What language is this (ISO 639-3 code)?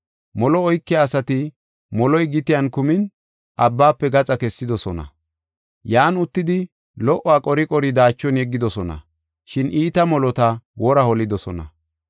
gof